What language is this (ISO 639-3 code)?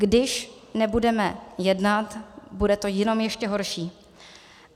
ces